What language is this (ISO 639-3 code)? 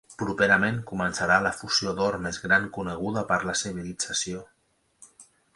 cat